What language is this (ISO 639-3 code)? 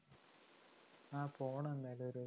mal